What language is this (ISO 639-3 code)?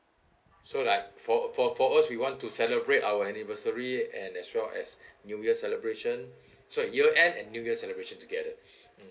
eng